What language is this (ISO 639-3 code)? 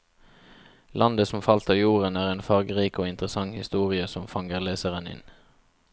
nor